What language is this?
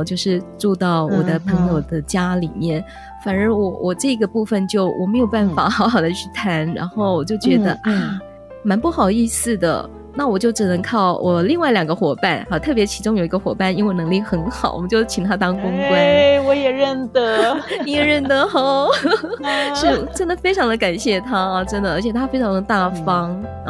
Chinese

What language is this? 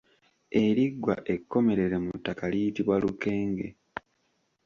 Ganda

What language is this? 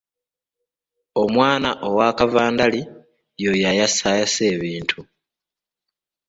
Ganda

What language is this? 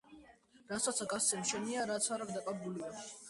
Georgian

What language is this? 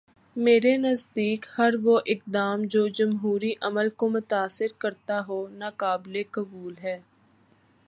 Urdu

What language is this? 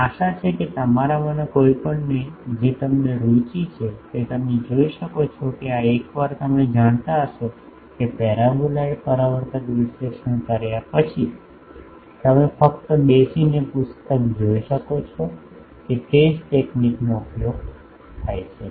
Gujarati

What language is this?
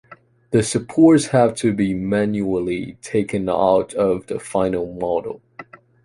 English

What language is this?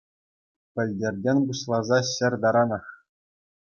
Chuvash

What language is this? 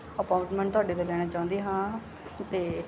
Punjabi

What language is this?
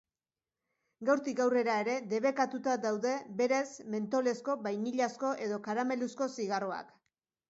Basque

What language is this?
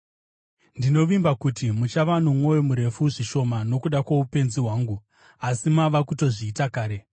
Shona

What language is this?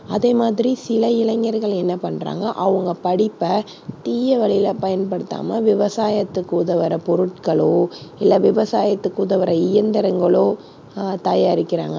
Tamil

